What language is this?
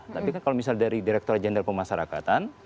Indonesian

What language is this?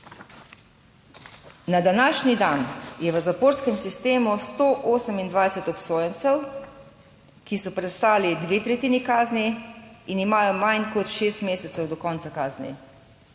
Slovenian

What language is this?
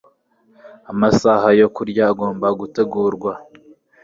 Kinyarwanda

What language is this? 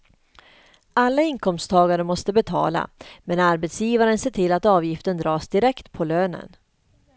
Swedish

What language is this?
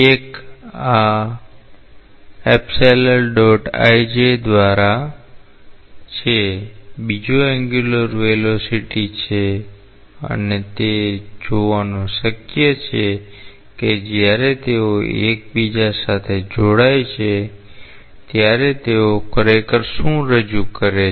Gujarati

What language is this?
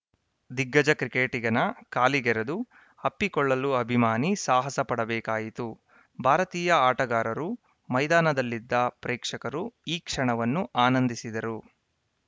Kannada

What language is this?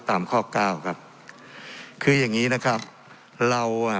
Thai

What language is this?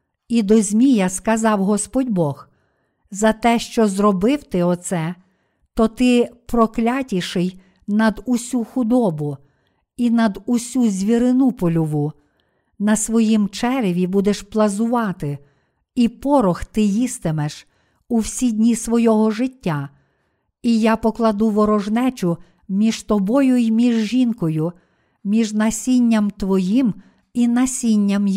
Ukrainian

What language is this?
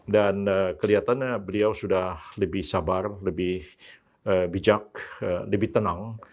Indonesian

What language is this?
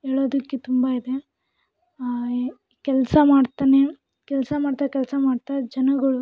Kannada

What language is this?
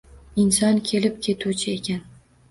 Uzbek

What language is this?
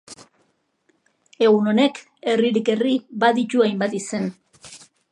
Basque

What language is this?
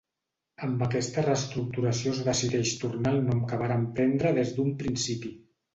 Catalan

